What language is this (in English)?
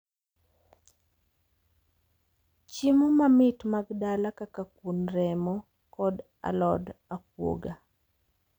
Luo (Kenya and Tanzania)